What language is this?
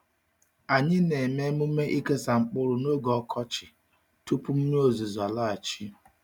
Igbo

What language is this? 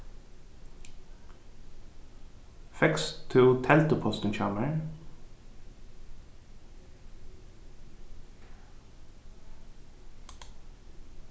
Faroese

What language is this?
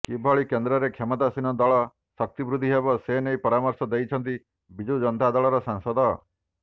Odia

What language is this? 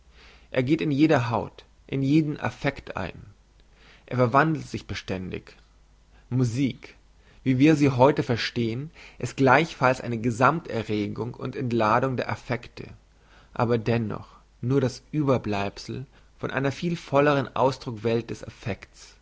German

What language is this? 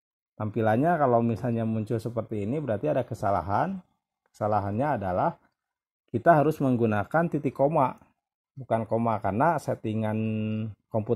Indonesian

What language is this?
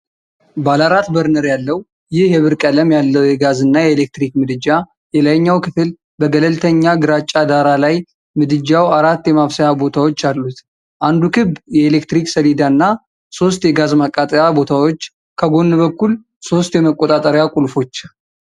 Amharic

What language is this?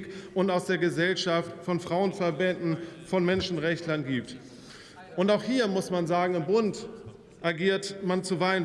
German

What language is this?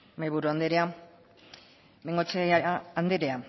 Basque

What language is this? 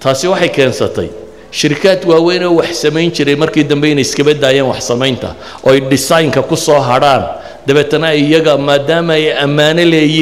Arabic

